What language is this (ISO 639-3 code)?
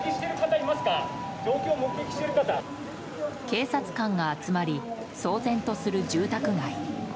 jpn